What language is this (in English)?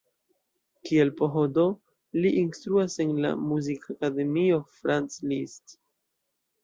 Esperanto